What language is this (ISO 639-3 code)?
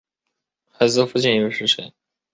zho